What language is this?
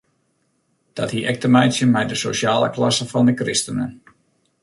Western Frisian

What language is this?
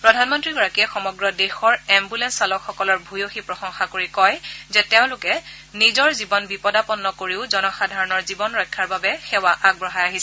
Assamese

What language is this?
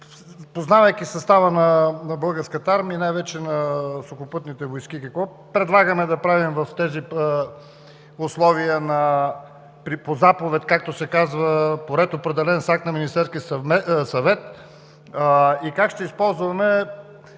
Bulgarian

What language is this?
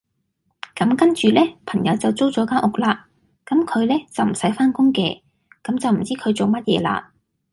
Cantonese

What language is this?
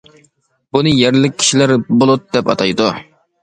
Uyghur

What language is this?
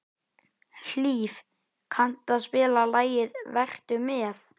Icelandic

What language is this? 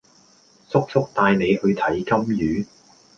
Cantonese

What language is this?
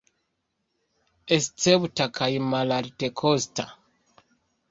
Esperanto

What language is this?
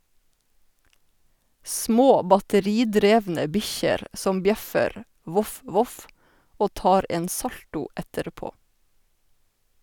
Norwegian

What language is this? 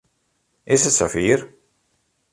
Western Frisian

